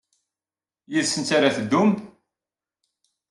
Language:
Kabyle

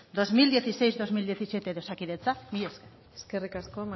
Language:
Basque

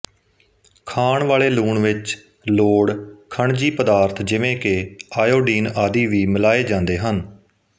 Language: Punjabi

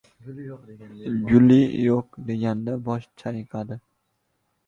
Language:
Uzbek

